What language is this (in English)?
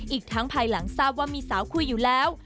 Thai